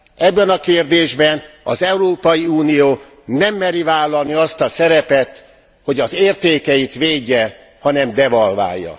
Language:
Hungarian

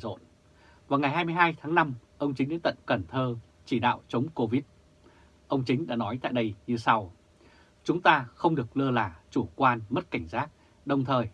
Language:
Vietnamese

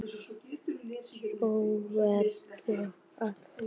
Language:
Icelandic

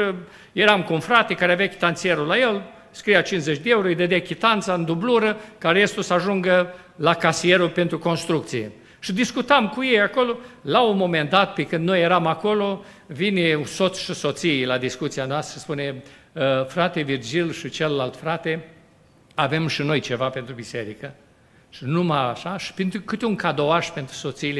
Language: Romanian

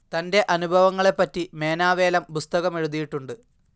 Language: Malayalam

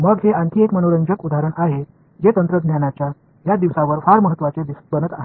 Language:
Marathi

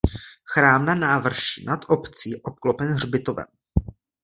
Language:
Czech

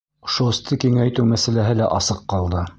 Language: Bashkir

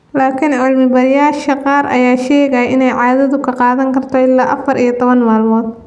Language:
Somali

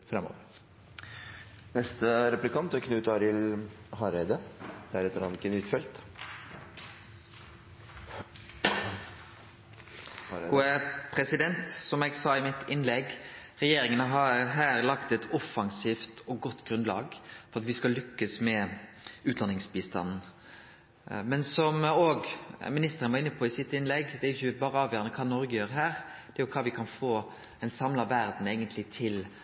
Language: Norwegian Nynorsk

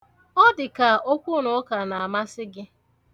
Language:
Igbo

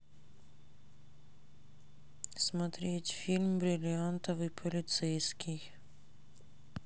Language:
Russian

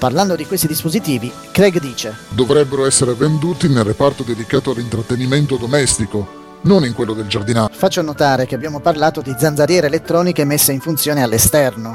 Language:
Italian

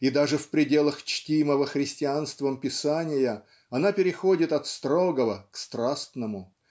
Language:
Russian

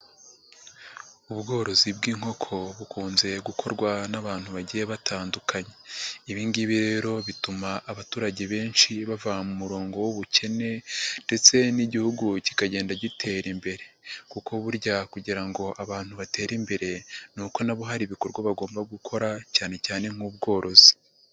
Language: Kinyarwanda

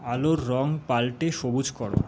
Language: Bangla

